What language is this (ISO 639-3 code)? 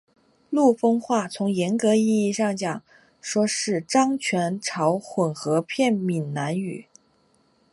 zho